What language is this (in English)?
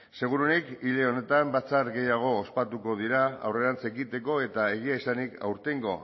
Basque